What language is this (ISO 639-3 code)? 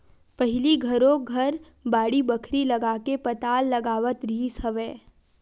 hne